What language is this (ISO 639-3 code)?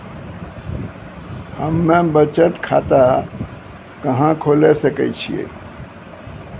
mai